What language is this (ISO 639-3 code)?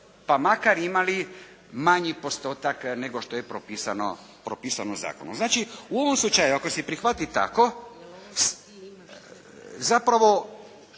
hrv